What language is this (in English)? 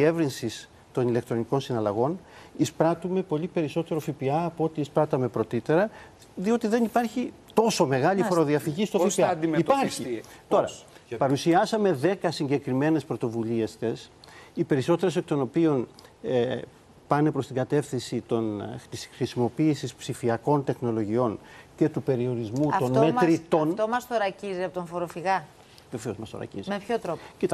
Greek